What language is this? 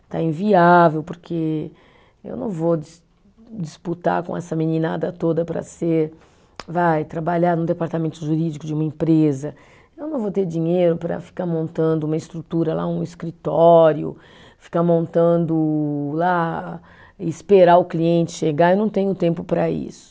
Portuguese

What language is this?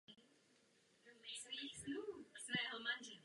Czech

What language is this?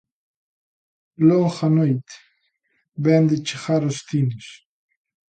Galician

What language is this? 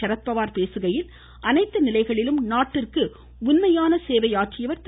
Tamil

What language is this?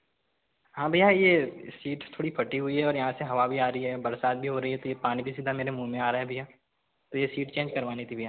Hindi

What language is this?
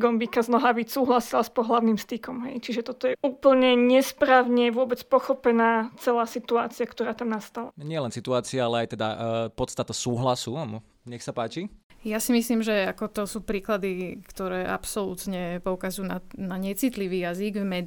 Slovak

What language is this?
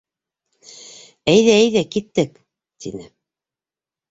Bashkir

